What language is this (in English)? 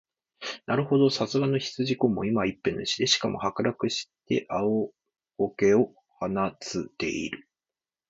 Japanese